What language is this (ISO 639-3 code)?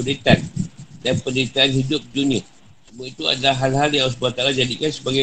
msa